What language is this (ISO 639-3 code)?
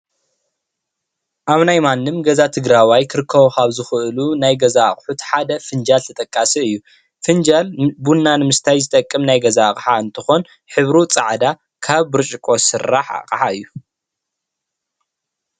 tir